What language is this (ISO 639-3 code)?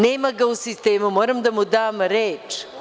srp